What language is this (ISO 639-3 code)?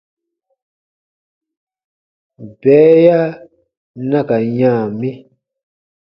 bba